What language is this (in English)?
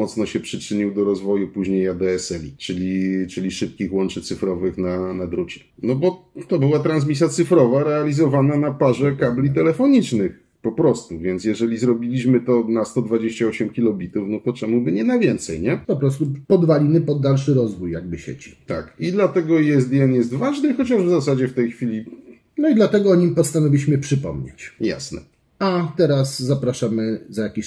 Polish